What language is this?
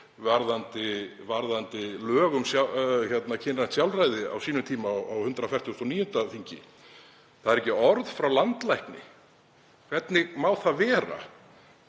Icelandic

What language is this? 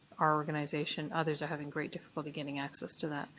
English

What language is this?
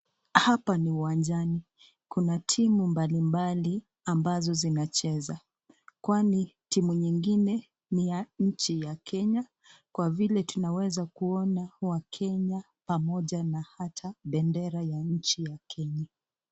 Swahili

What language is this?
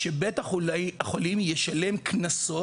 Hebrew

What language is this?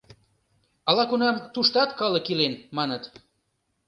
Mari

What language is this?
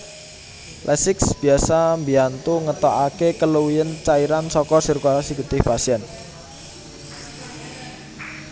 Javanese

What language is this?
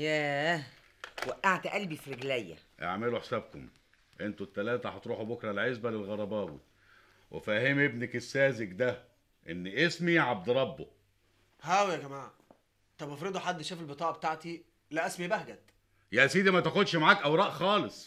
Arabic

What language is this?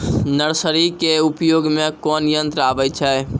Maithili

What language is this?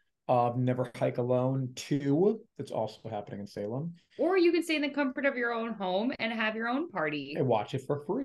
English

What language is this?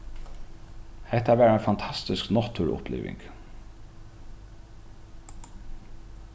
Faroese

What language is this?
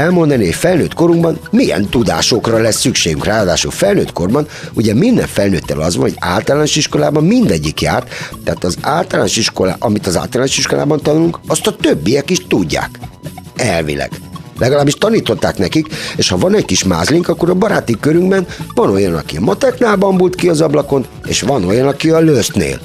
Hungarian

